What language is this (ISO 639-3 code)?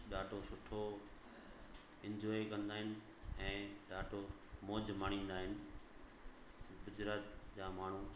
snd